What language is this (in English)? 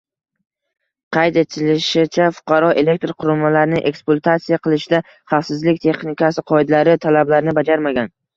Uzbek